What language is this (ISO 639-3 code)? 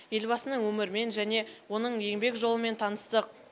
kaz